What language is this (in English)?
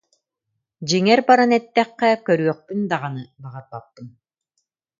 Yakut